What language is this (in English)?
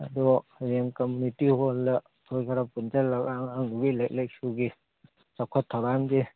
Manipuri